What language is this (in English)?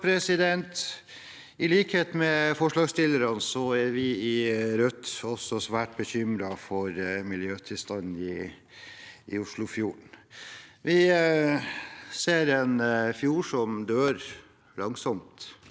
Norwegian